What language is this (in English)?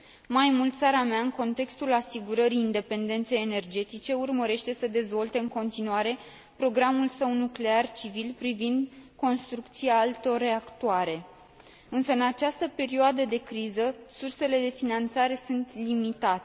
Romanian